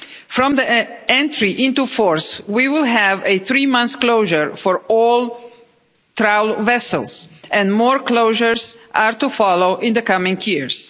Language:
English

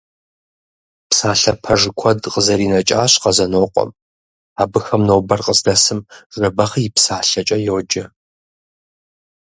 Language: Kabardian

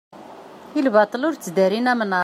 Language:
Kabyle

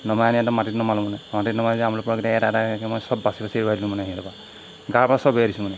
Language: Assamese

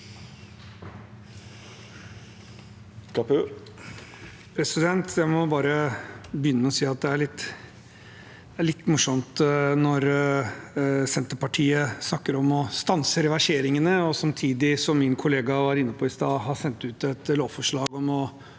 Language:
Norwegian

